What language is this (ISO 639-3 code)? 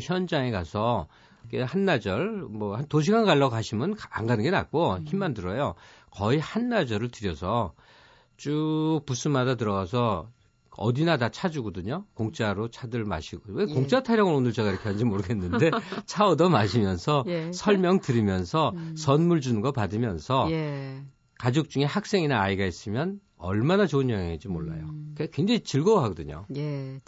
kor